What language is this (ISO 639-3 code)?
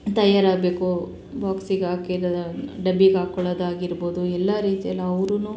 kan